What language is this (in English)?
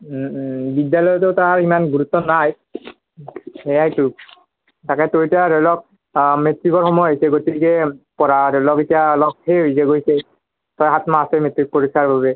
Assamese